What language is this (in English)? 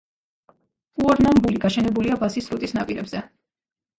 Georgian